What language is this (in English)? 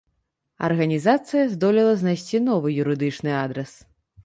Belarusian